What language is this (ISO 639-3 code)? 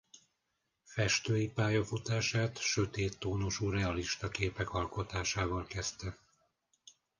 hun